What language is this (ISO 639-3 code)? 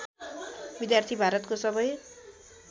nep